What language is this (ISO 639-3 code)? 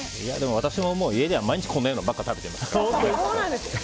jpn